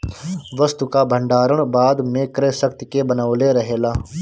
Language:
Bhojpuri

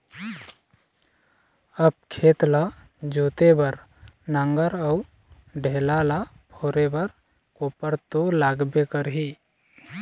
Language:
Chhattisgarhi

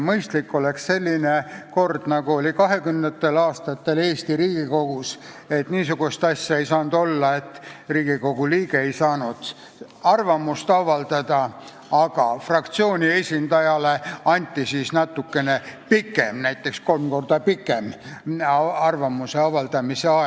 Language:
Estonian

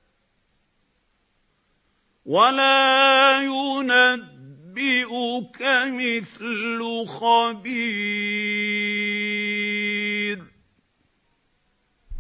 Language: Arabic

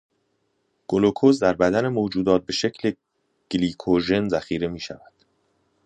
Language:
Persian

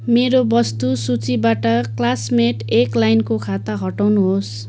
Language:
Nepali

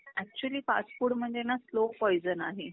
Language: Marathi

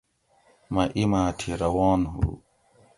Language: Gawri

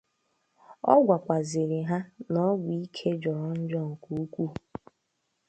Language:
Igbo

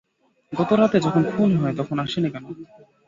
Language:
Bangla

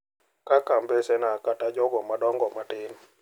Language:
Luo (Kenya and Tanzania)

